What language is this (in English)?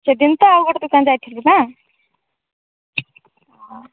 Odia